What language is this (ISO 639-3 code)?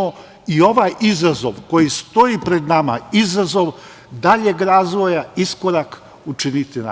srp